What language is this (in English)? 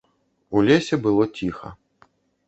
Belarusian